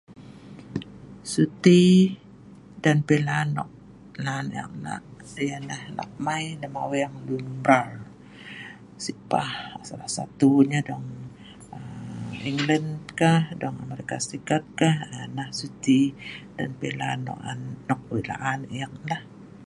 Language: Sa'ban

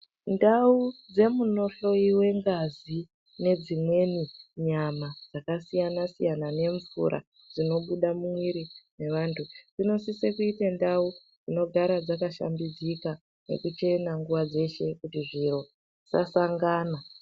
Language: Ndau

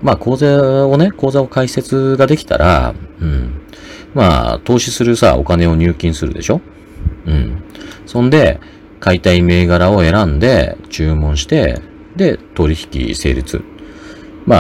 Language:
Japanese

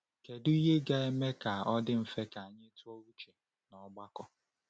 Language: Igbo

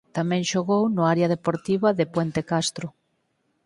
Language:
Galician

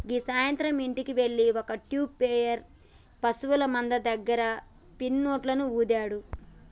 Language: Telugu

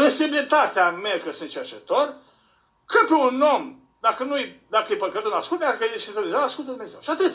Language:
Romanian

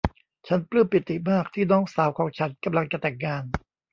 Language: Thai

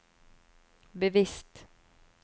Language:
Norwegian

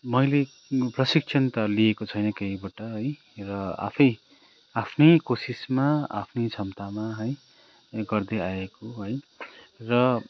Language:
Nepali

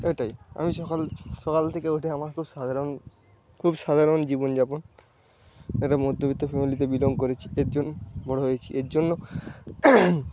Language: Bangla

